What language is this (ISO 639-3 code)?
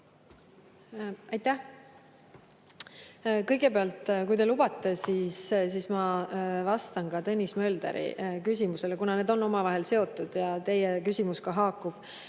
est